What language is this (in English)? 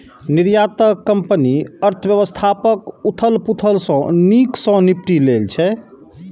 Maithili